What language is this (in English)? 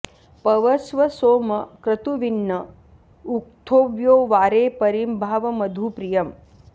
Sanskrit